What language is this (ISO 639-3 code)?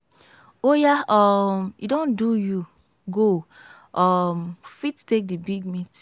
pcm